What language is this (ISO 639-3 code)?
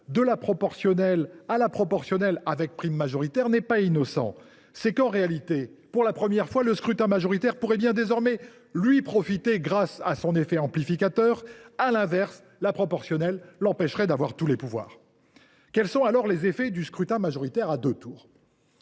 fra